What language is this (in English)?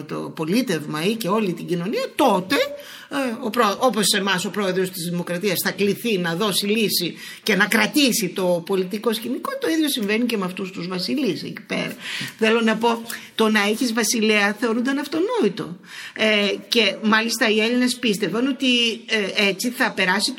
Greek